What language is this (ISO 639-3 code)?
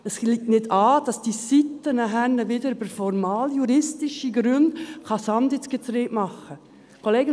gsw